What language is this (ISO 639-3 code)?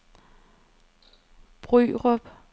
dan